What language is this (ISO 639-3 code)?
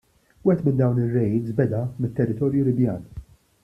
mlt